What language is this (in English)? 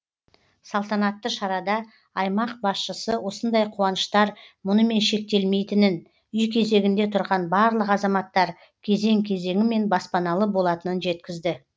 Kazakh